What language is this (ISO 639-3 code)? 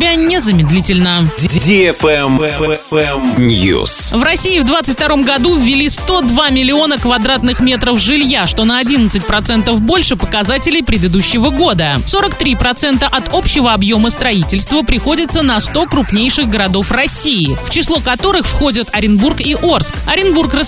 rus